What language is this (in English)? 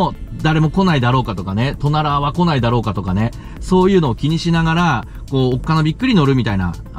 Japanese